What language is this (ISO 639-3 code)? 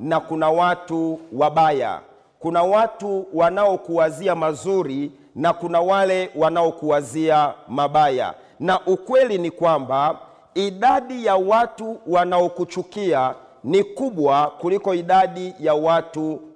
swa